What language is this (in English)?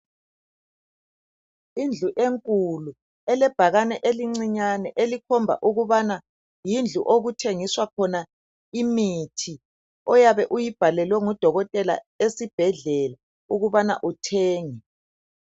North Ndebele